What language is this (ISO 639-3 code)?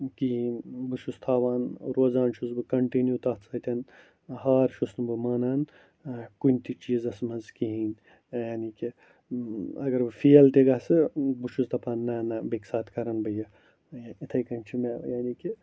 kas